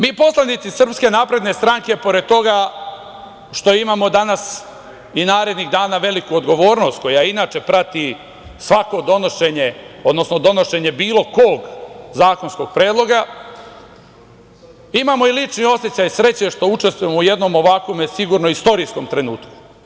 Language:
Serbian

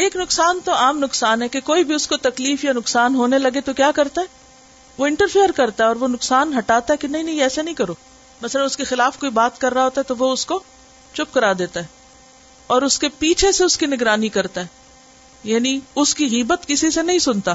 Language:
Urdu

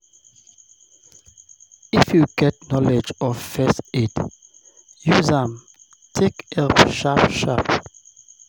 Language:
Nigerian Pidgin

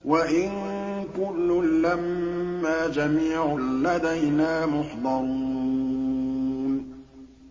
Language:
Arabic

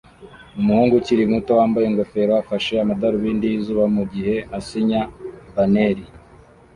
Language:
Kinyarwanda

